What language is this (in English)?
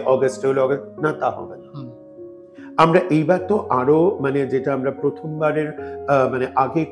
Bangla